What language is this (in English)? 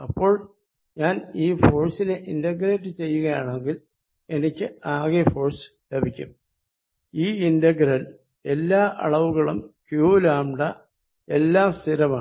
Malayalam